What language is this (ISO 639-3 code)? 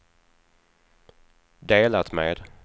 swe